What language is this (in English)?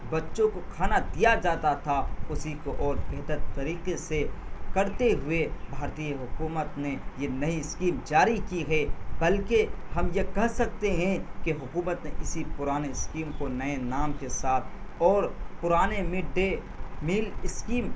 Urdu